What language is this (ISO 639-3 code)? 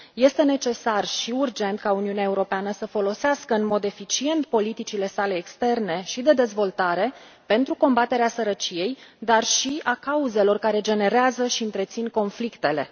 ron